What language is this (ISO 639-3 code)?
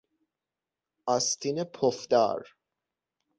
fas